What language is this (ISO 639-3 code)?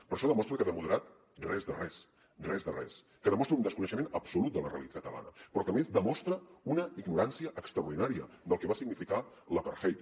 cat